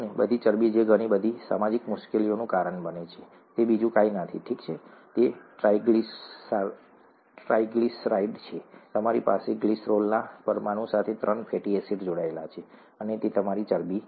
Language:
Gujarati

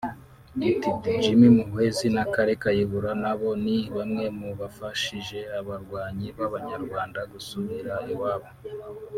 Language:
Kinyarwanda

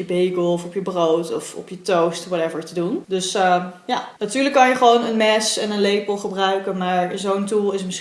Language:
Dutch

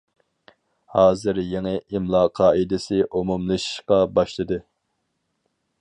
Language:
Uyghur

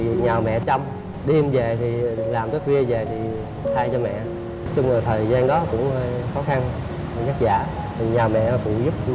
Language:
Vietnamese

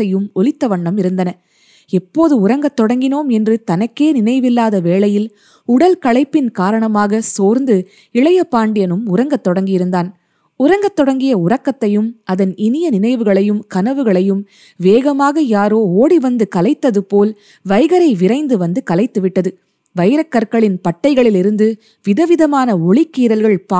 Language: Tamil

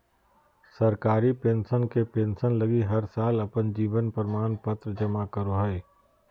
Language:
Magahi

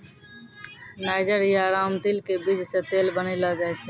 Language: Maithili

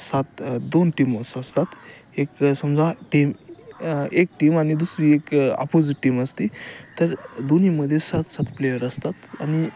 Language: Marathi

